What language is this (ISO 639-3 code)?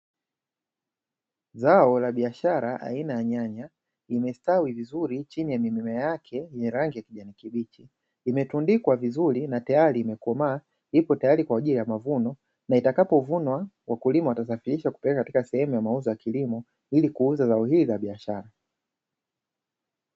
swa